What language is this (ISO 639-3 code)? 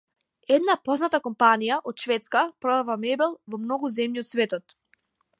mkd